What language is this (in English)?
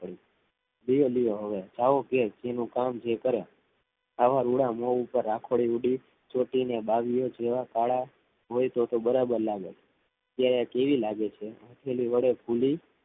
Gujarati